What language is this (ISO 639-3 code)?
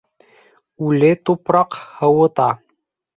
bak